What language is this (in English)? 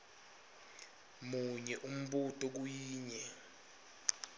Swati